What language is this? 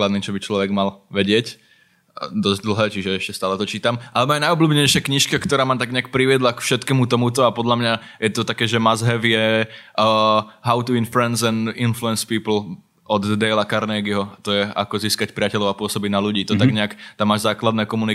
Slovak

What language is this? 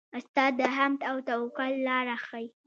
Pashto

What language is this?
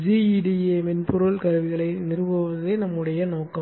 Tamil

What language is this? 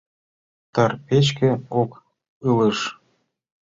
Mari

